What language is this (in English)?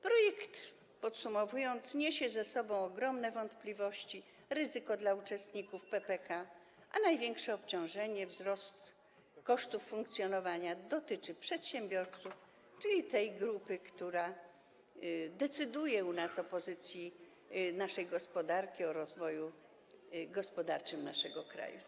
Polish